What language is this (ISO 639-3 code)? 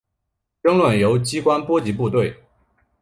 zho